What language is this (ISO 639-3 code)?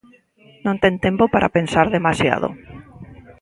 glg